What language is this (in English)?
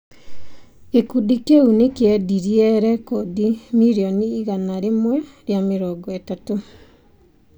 Kikuyu